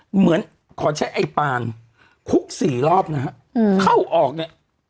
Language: Thai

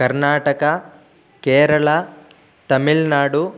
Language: Sanskrit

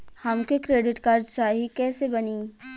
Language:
Bhojpuri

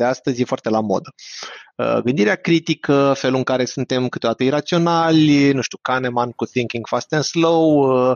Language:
Romanian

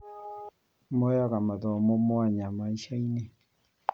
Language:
Kikuyu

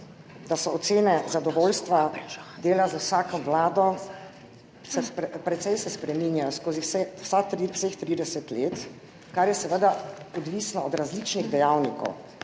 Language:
Slovenian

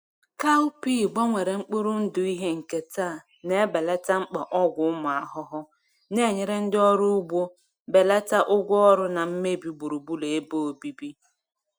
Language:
Igbo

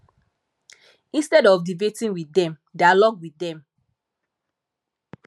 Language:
Nigerian Pidgin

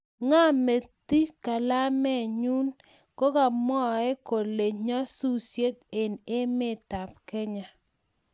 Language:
Kalenjin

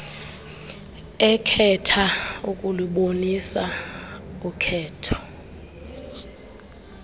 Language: Xhosa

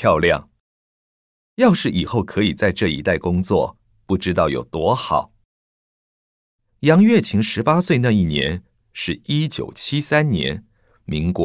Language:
Chinese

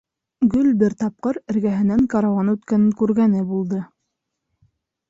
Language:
Bashkir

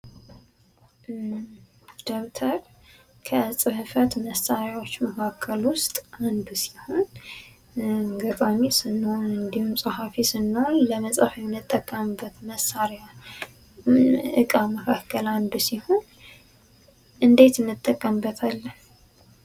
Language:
Amharic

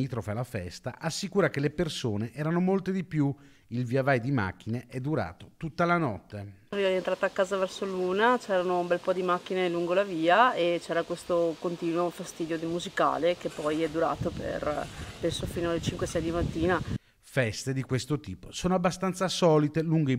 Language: Italian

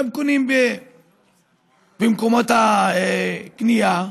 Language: Hebrew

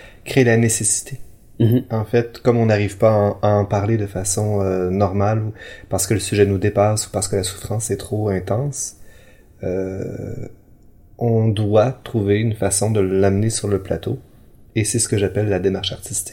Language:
French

